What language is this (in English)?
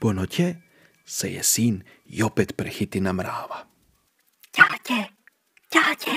Croatian